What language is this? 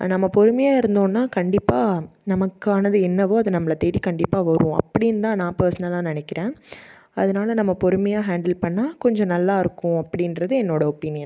Tamil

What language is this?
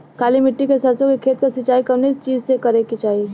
Bhojpuri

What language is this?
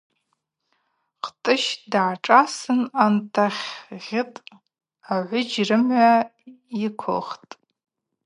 Abaza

